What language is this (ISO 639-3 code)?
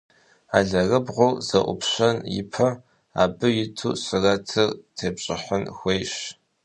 kbd